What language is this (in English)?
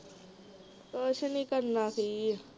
Punjabi